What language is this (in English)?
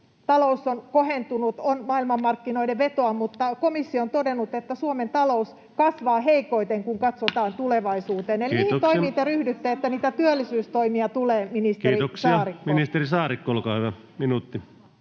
Finnish